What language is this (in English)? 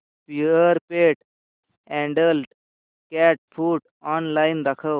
Marathi